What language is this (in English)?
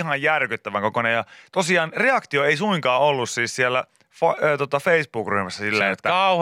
Finnish